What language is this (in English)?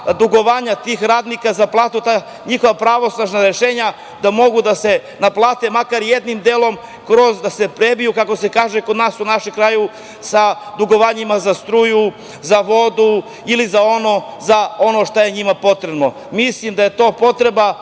Serbian